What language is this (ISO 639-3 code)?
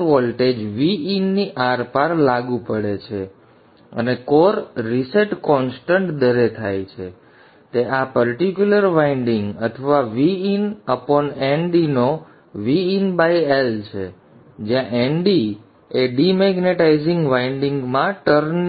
guj